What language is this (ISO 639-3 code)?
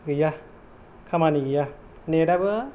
brx